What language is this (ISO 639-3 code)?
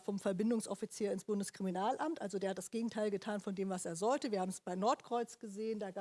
deu